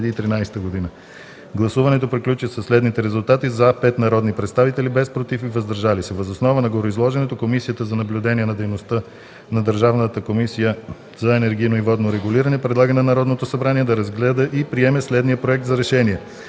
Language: Bulgarian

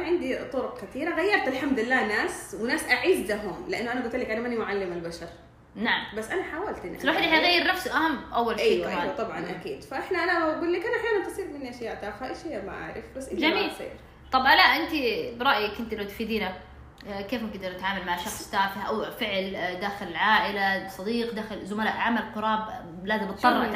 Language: Arabic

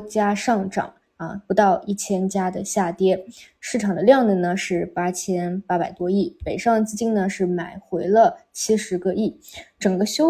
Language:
Chinese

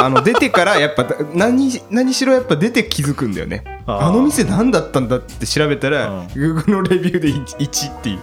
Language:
Japanese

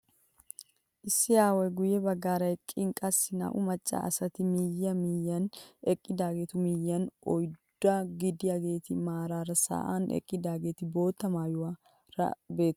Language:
Wolaytta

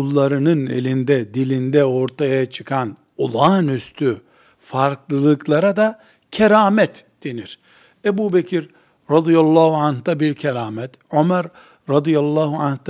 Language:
Turkish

